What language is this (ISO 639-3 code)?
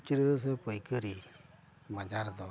sat